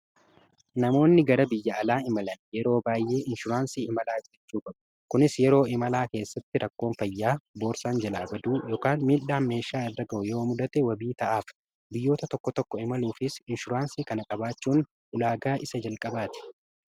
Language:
Oromo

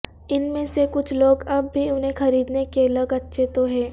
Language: Urdu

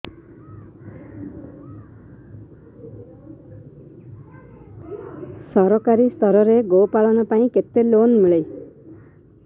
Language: Odia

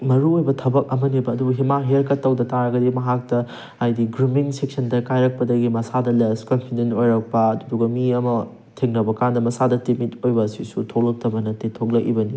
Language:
Manipuri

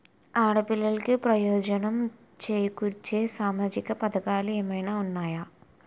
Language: Telugu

